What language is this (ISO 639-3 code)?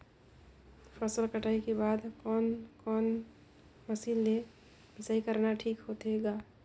hne